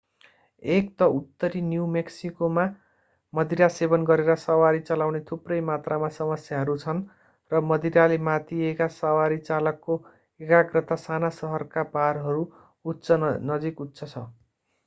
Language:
Nepali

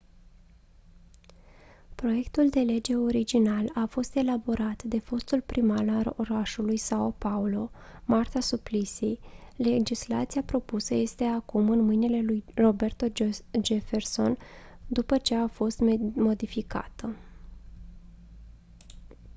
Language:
Romanian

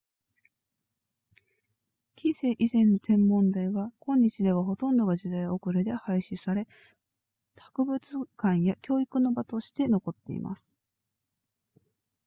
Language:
Japanese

